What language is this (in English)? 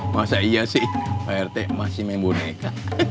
Indonesian